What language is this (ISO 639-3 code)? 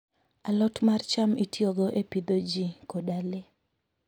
luo